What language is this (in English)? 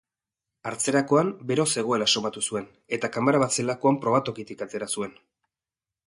Basque